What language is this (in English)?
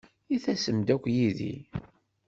Kabyle